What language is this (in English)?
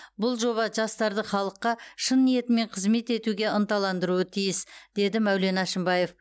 Kazakh